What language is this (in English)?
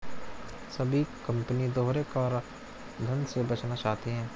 Hindi